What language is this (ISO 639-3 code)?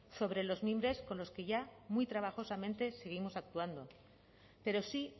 spa